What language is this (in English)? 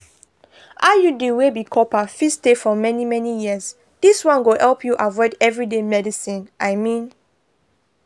Nigerian Pidgin